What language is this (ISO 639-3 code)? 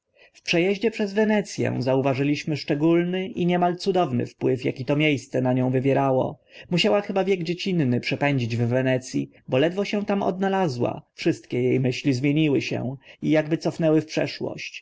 pol